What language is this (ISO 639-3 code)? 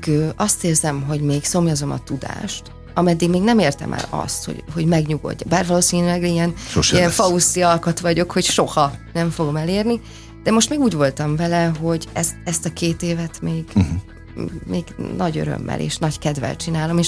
hun